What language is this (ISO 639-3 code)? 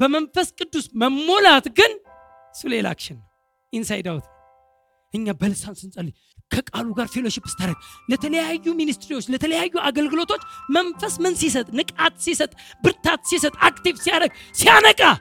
amh